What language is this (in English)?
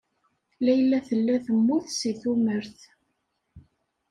Kabyle